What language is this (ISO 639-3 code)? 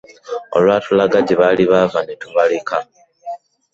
lug